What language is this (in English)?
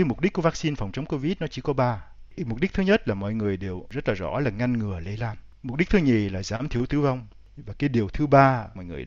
Vietnamese